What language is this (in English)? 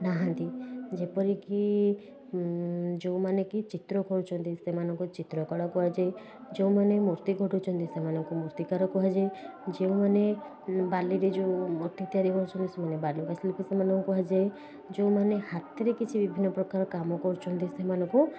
Odia